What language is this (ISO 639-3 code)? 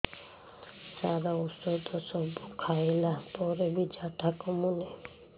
ori